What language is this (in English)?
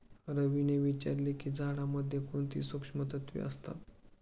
Marathi